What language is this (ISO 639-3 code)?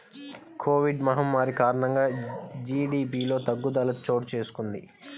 tel